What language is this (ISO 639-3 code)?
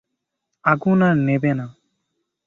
ben